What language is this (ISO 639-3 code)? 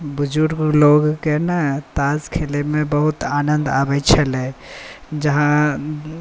mai